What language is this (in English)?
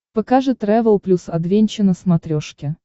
Russian